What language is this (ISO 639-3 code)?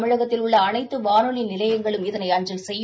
tam